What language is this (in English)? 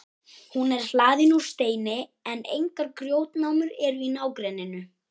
Icelandic